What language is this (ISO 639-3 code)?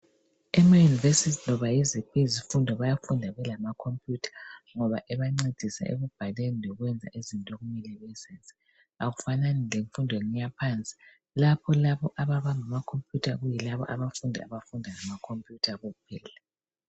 nde